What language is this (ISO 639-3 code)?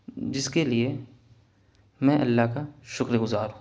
urd